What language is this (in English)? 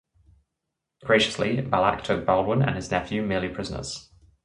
English